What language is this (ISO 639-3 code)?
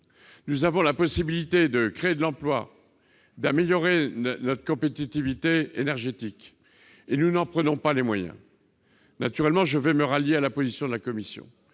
fra